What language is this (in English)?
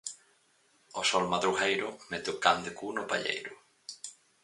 Galician